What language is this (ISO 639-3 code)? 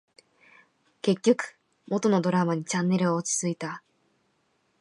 jpn